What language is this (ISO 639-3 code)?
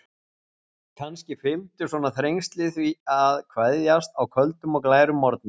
isl